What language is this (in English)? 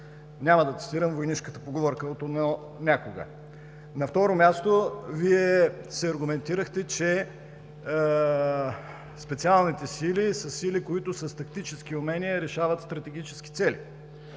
Bulgarian